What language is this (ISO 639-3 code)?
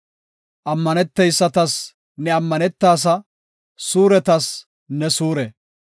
gof